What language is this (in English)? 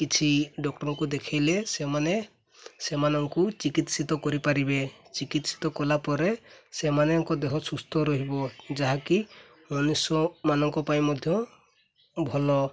Odia